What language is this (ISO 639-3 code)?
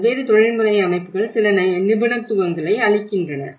tam